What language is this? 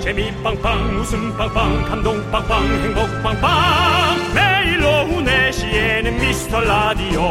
Korean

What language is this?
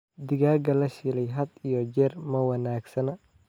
Somali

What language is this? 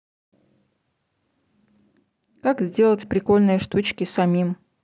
Russian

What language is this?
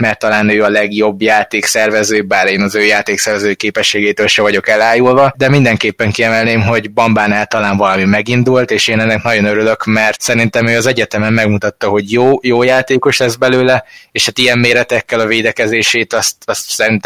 Hungarian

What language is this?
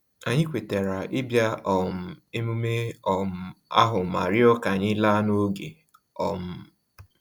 Igbo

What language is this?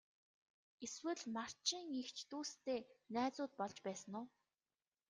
Mongolian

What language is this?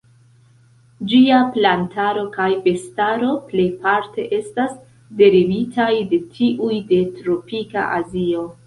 Esperanto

